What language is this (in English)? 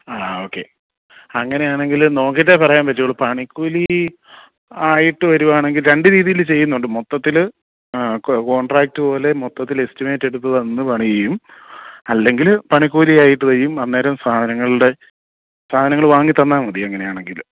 Malayalam